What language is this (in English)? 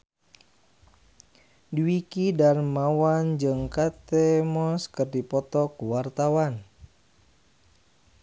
Sundanese